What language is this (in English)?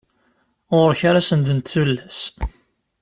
Kabyle